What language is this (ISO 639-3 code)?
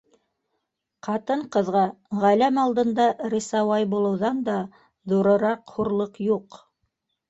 bak